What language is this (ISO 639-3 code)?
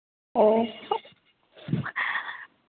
hin